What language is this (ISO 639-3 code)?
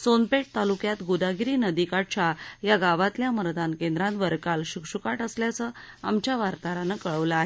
mar